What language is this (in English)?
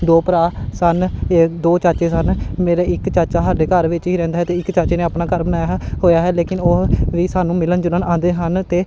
Punjabi